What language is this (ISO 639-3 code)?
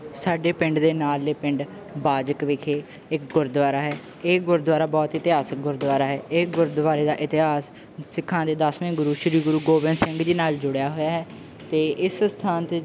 pan